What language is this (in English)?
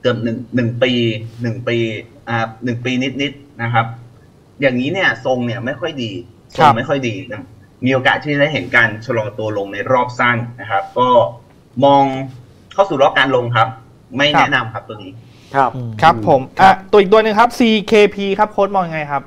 Thai